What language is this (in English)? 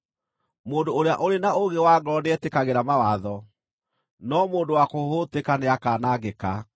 Kikuyu